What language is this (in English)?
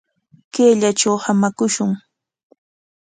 Corongo Ancash Quechua